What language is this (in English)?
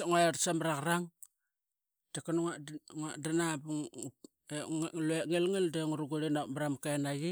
Qaqet